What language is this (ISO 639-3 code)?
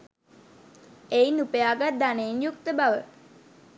sin